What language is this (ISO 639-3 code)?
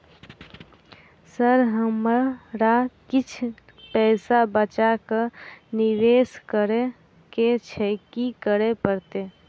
mai